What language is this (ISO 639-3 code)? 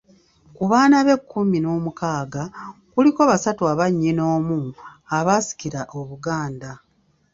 lug